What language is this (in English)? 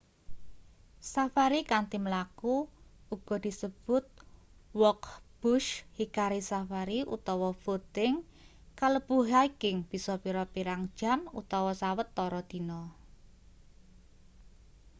Javanese